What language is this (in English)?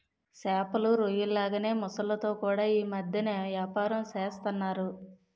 Telugu